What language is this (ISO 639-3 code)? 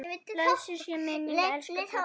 isl